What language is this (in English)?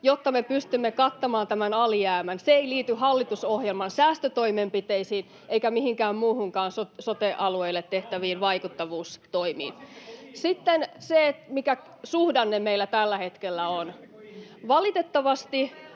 Finnish